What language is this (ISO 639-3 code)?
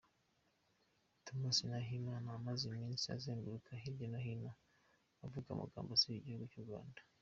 kin